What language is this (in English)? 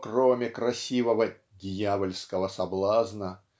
Russian